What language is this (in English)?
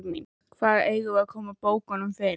Icelandic